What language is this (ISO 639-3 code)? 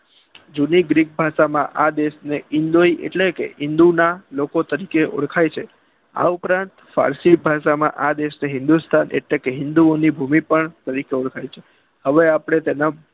guj